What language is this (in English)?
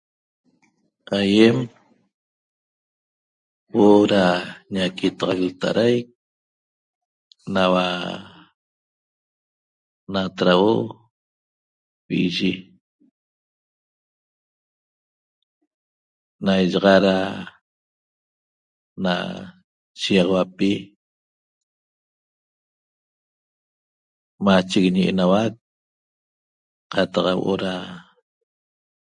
Toba